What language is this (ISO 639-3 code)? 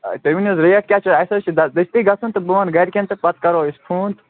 kas